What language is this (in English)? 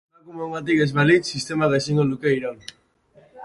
Basque